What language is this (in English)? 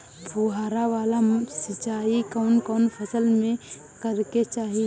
Bhojpuri